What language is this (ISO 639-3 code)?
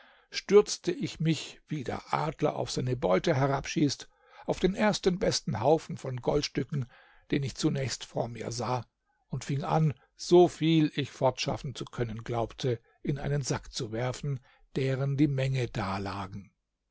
deu